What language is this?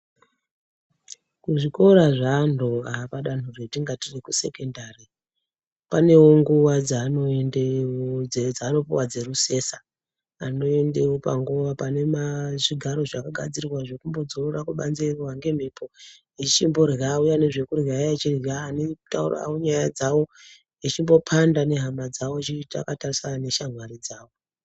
Ndau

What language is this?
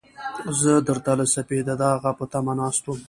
Pashto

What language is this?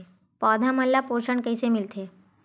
Chhattisgarhi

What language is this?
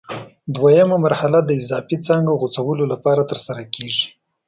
Pashto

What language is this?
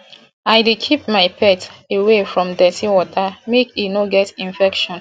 Nigerian Pidgin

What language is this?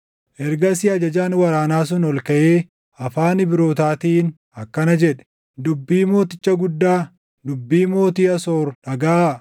Oromo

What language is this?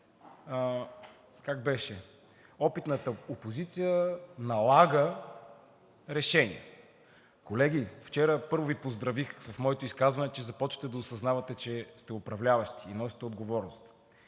Bulgarian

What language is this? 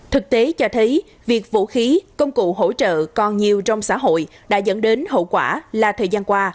Vietnamese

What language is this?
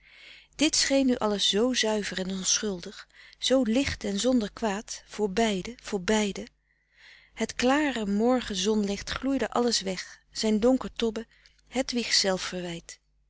Dutch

